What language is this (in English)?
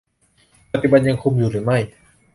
Thai